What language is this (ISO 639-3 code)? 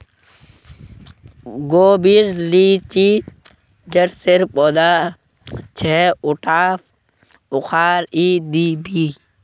mag